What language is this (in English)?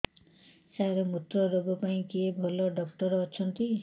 Odia